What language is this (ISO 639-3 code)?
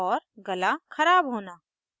hin